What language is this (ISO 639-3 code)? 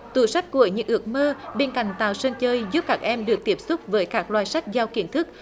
vie